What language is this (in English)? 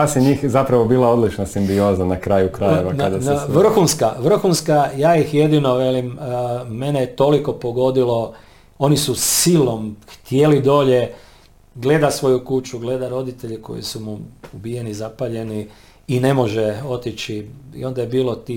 Croatian